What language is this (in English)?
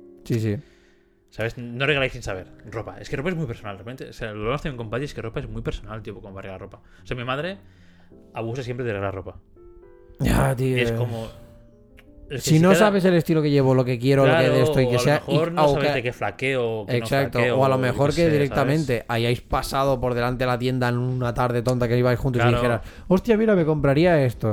Spanish